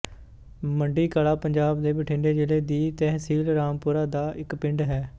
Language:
Punjabi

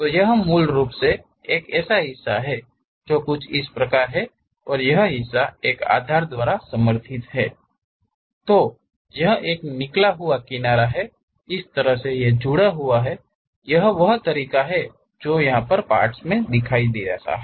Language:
Hindi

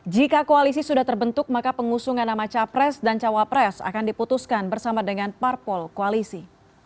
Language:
Indonesian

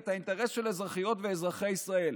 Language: Hebrew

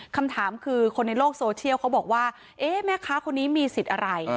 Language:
Thai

